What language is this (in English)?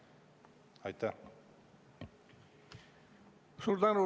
Estonian